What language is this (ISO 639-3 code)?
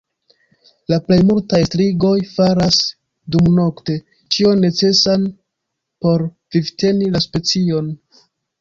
epo